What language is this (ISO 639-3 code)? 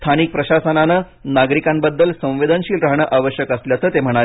mar